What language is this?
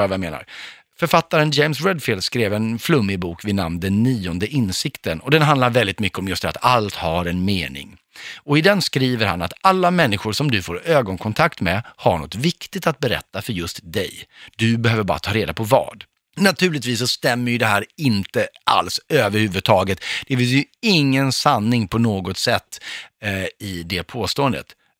Swedish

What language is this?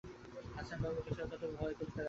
Bangla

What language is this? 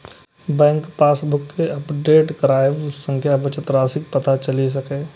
Maithili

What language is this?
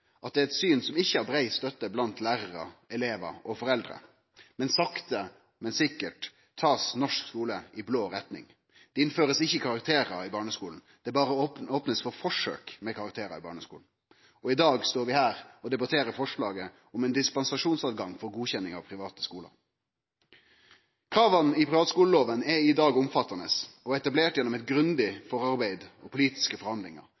Norwegian Nynorsk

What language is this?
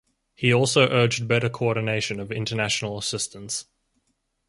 English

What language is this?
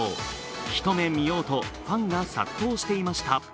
Japanese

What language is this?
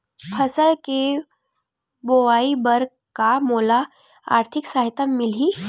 Chhattisgarhi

